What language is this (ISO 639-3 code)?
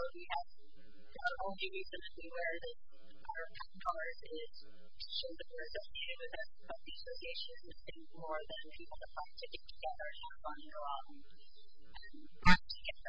eng